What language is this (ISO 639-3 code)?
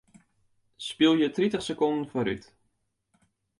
fry